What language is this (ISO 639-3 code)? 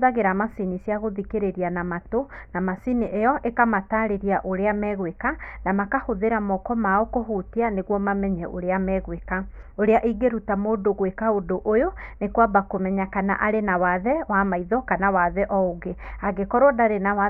kik